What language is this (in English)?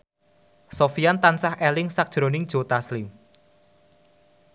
Javanese